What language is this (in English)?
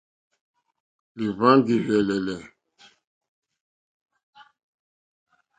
Mokpwe